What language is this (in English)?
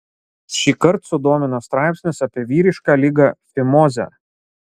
Lithuanian